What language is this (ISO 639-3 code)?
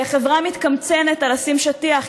heb